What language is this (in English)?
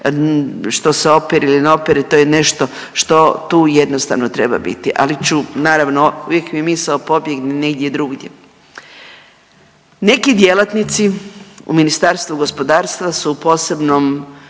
Croatian